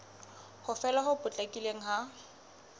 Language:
Southern Sotho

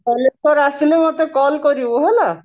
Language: Odia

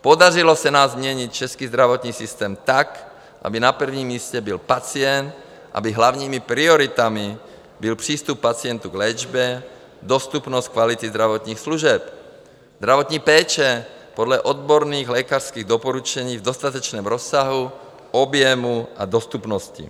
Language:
Czech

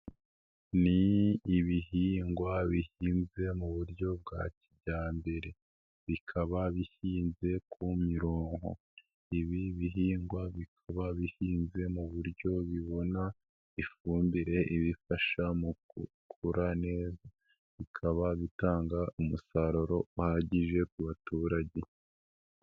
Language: Kinyarwanda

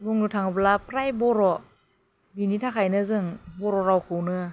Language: Bodo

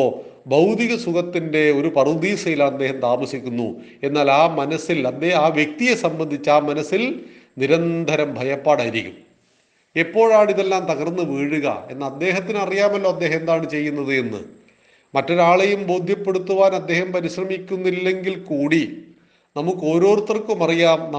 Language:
Malayalam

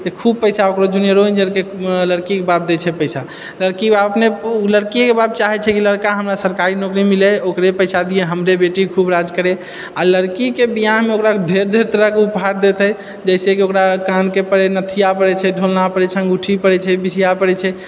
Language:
Maithili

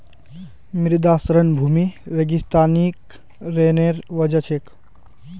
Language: Magahi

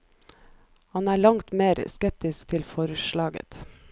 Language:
Norwegian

